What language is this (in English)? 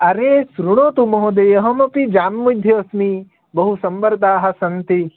Sanskrit